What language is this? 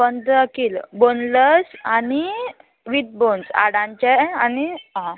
Konkani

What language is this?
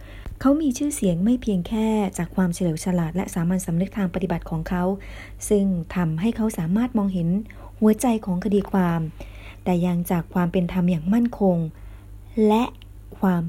Thai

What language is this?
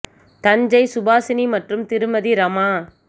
Tamil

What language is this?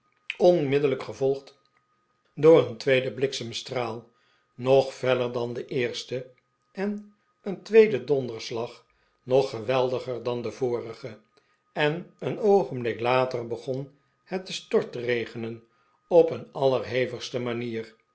Dutch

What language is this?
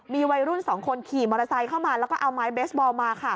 Thai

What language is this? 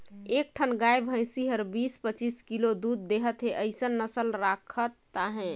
Chhattisgarhi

